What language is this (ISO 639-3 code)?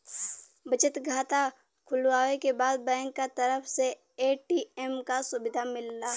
bho